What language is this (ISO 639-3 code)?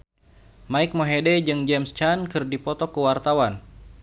sun